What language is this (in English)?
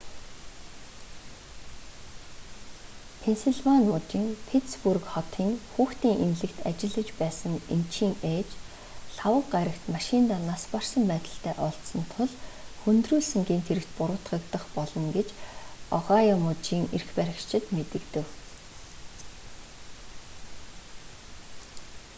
Mongolian